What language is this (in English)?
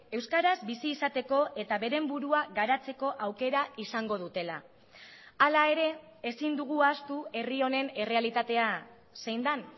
Basque